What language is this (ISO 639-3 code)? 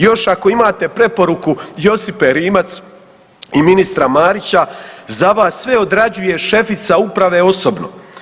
hrv